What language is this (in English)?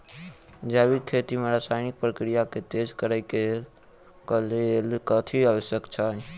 Maithili